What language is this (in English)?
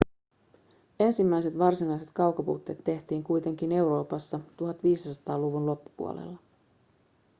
Finnish